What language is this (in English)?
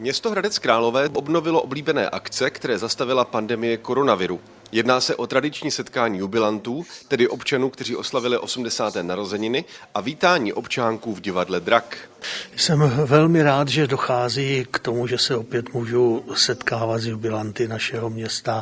Czech